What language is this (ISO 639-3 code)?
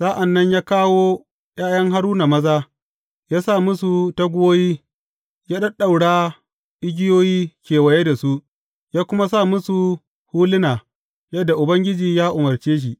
hau